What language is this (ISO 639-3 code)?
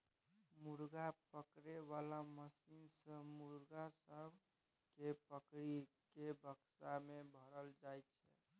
mai